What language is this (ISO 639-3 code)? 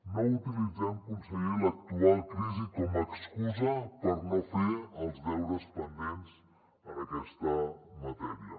cat